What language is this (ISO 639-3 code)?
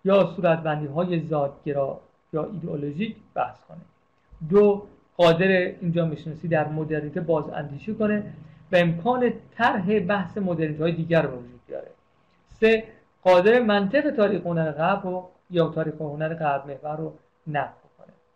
fas